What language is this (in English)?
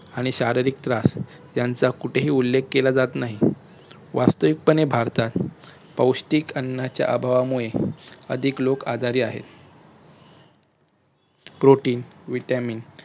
Marathi